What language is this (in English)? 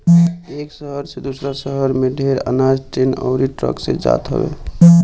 Bhojpuri